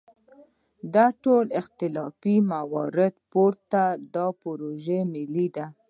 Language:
Pashto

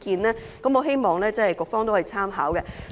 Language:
Cantonese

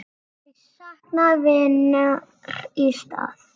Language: Icelandic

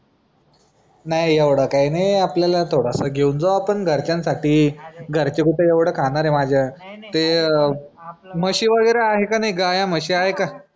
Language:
Marathi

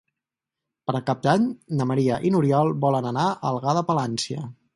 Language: Catalan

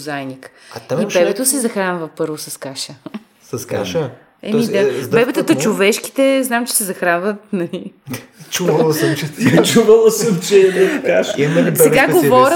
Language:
Bulgarian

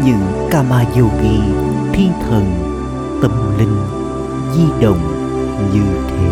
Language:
Vietnamese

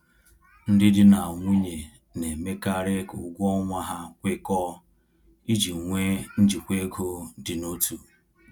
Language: Igbo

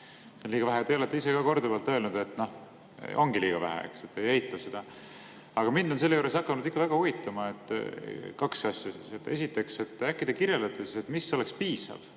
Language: Estonian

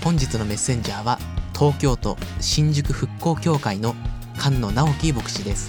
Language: Japanese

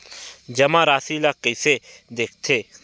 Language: Chhattisgarhi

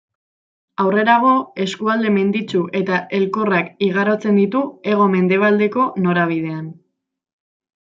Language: Basque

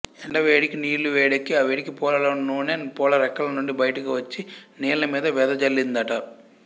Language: Telugu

